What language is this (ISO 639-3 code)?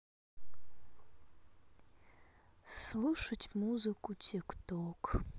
rus